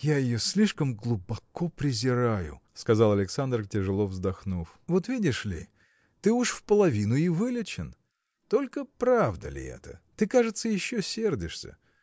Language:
Russian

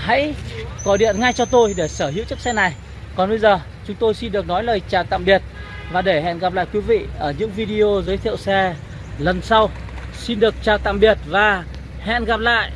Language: Vietnamese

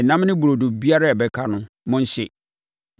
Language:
Akan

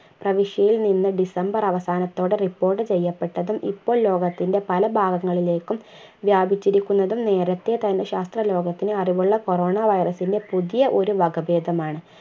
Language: Malayalam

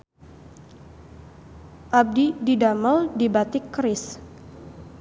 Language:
Sundanese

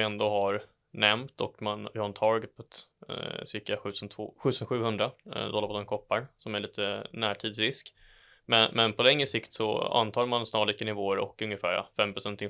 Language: Swedish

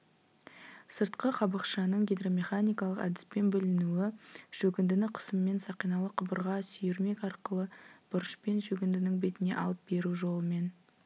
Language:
Kazakh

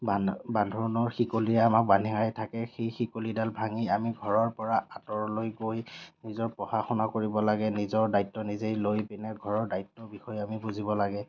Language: Assamese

